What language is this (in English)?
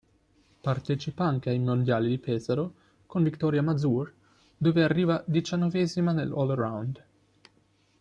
Italian